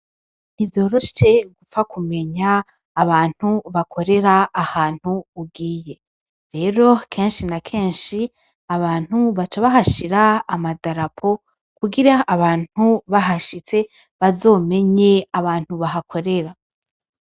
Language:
Rundi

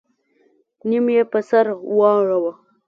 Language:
Pashto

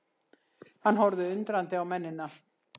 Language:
Icelandic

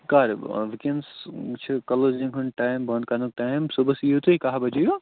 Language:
Kashmiri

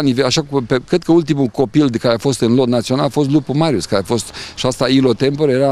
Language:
Romanian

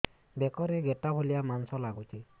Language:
Odia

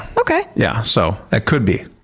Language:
English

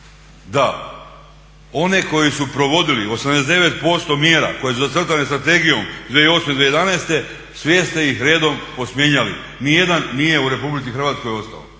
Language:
Croatian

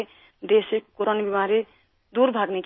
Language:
Urdu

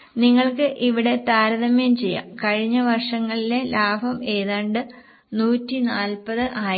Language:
Malayalam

